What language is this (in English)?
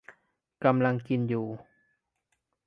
Thai